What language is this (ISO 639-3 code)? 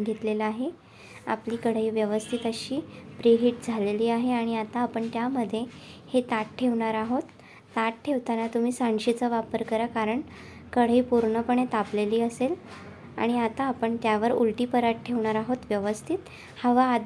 hin